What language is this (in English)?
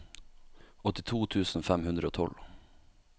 Norwegian